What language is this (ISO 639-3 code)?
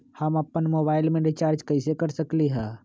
mag